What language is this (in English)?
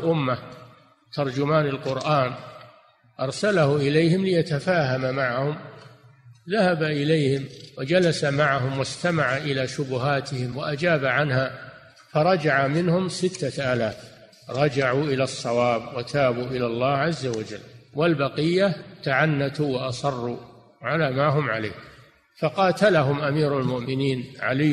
Arabic